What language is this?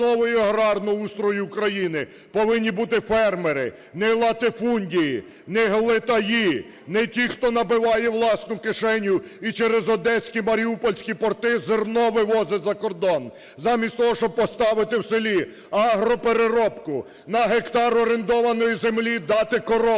Ukrainian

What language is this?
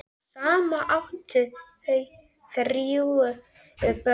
Icelandic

